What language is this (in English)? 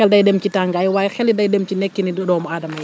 Wolof